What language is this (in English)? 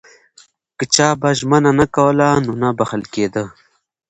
Pashto